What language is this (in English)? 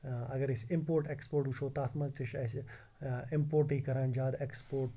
Kashmiri